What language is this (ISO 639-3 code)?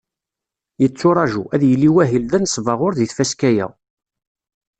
kab